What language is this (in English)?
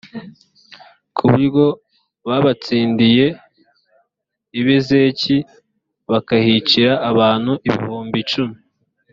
Kinyarwanda